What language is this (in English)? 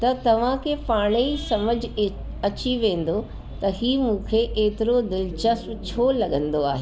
Sindhi